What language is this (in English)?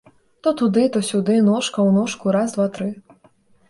Belarusian